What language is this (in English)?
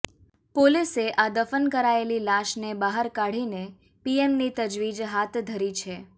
Gujarati